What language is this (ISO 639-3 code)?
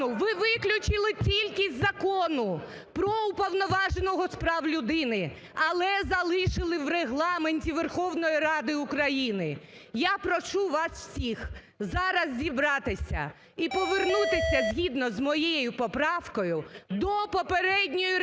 ukr